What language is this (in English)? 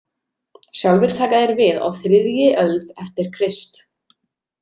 Icelandic